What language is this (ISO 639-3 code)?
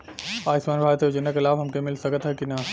bho